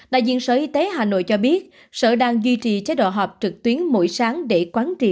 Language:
Vietnamese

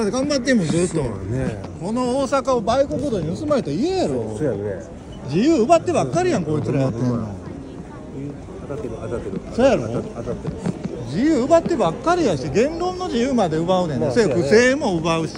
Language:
Japanese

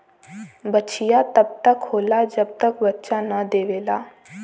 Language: Bhojpuri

